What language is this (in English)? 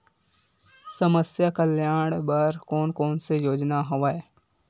Chhattisgarhi